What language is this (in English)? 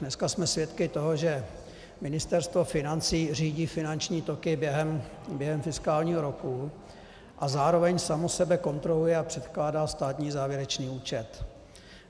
Czech